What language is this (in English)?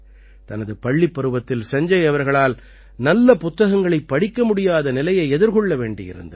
Tamil